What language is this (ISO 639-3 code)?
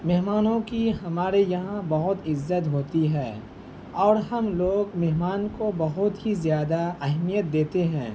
urd